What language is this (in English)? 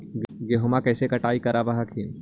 Magahi